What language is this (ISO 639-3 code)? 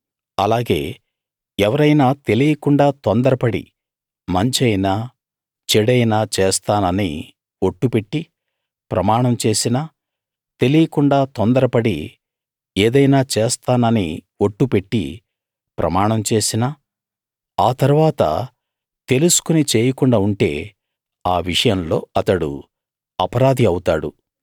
tel